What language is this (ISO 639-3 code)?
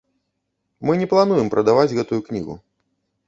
bel